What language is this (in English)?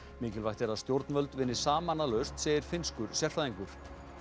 Icelandic